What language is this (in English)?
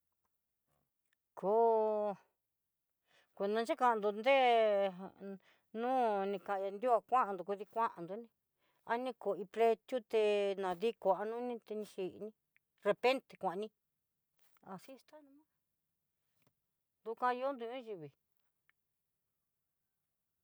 Southeastern Nochixtlán Mixtec